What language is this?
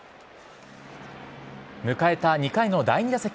Japanese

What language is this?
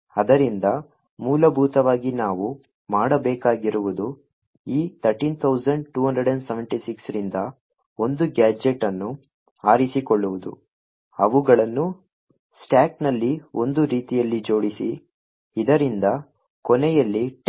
Kannada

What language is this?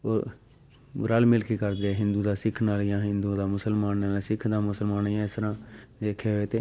Punjabi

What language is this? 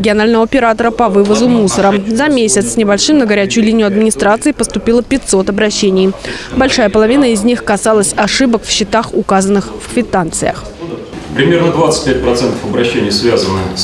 Russian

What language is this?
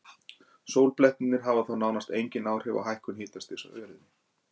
Icelandic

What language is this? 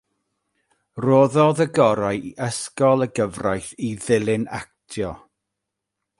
Welsh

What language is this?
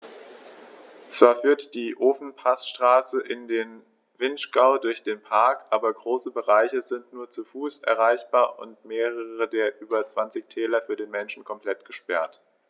German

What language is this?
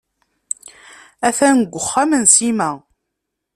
Kabyle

